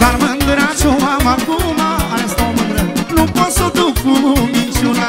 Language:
Romanian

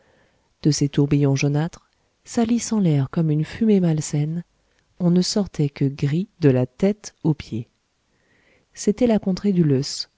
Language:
French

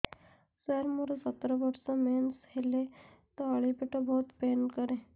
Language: Odia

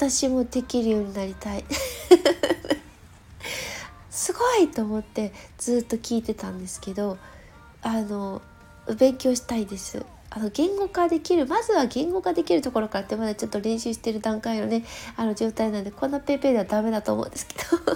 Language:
Japanese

